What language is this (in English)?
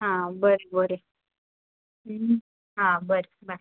Konkani